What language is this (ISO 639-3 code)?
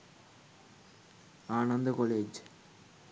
sin